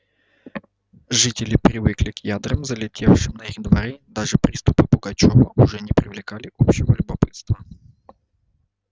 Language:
Russian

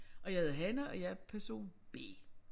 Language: Danish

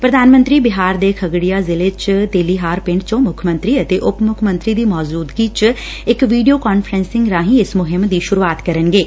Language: Punjabi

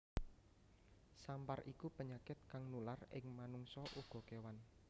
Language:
Javanese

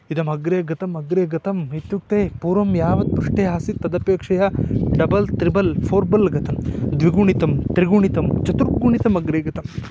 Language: Sanskrit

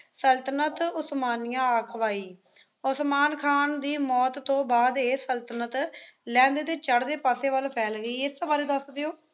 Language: Punjabi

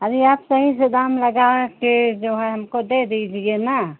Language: Hindi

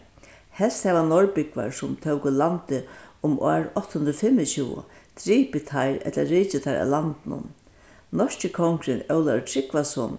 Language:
Faroese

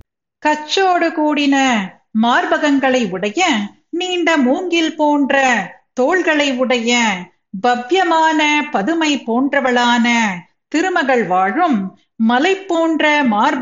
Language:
Tamil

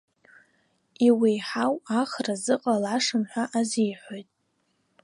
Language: Abkhazian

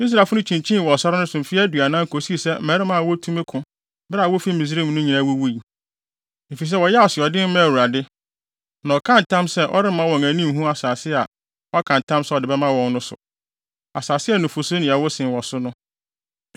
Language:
Akan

